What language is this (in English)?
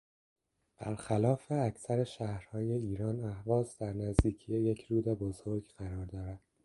Persian